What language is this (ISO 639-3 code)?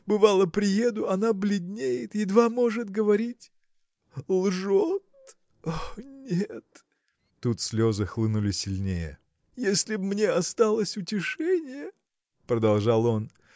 rus